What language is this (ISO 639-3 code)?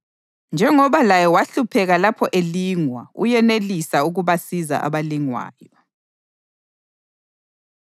nde